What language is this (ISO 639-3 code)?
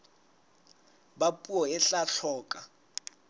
sot